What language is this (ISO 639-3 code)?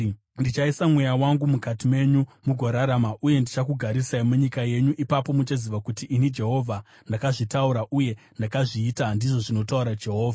sna